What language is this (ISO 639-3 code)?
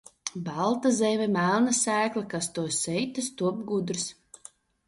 lav